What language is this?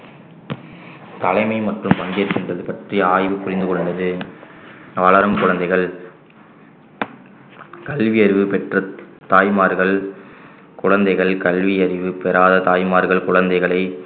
Tamil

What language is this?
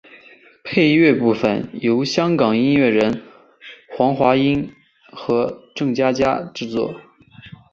Chinese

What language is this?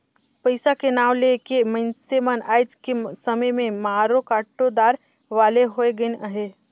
Chhattisgarhi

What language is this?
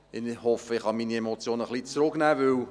Swiss German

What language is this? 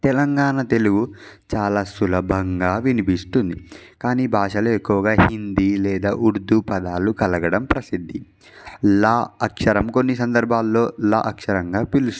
Telugu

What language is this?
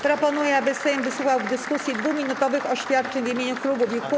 Polish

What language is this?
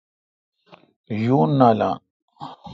Kalkoti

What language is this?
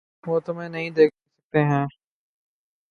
Urdu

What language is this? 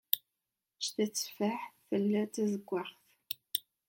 Kabyle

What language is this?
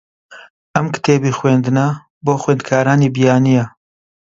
Central Kurdish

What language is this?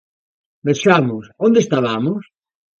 Galician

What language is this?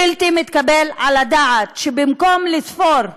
Hebrew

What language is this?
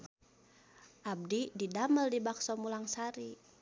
Sundanese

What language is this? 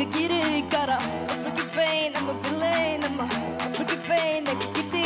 Korean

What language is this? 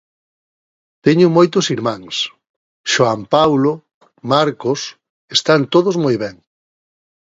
Galician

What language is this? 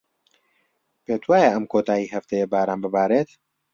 Central Kurdish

